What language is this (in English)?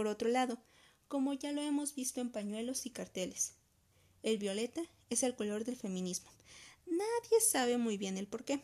Spanish